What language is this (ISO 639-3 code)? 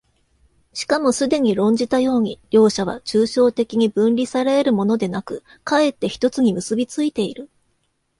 jpn